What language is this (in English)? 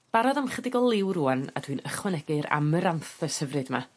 Welsh